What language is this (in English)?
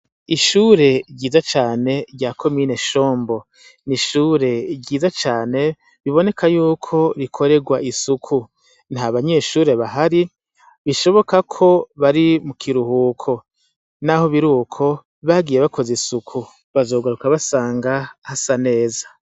Rundi